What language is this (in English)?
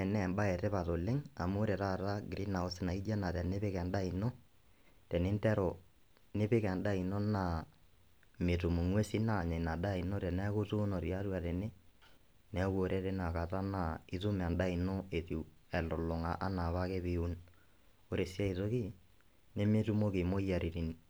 Masai